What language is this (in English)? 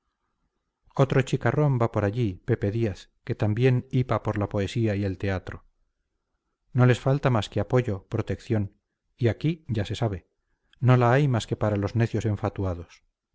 Spanish